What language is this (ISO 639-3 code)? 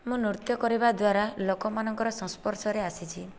ori